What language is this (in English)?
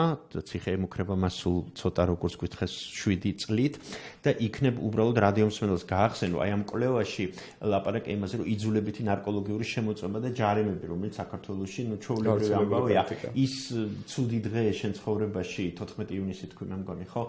Turkish